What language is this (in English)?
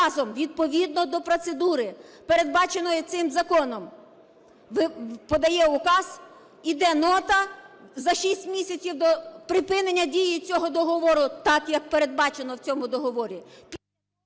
Ukrainian